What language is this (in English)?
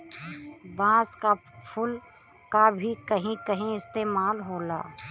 Bhojpuri